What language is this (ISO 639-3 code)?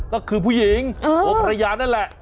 tha